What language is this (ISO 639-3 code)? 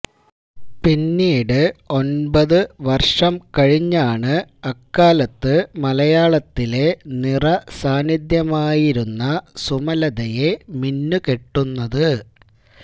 mal